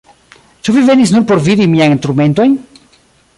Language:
Esperanto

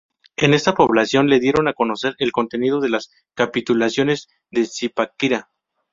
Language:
Spanish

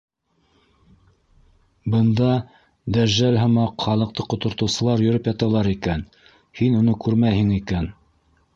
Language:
Bashkir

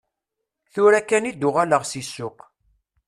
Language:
Kabyle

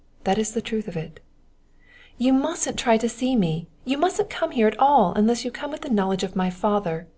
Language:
English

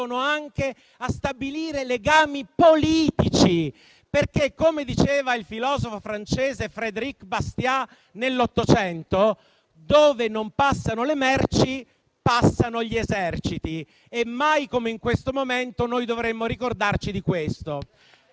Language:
Italian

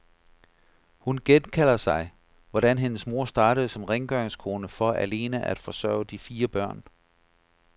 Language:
Danish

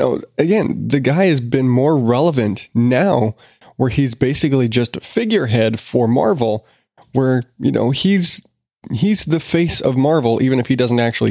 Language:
English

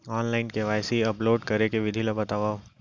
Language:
Chhattisgarhi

